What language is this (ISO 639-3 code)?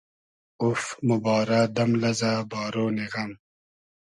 haz